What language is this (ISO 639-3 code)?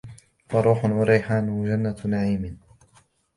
ara